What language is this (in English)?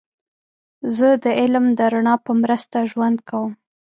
Pashto